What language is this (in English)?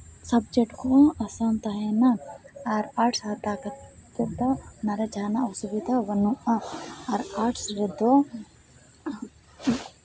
Santali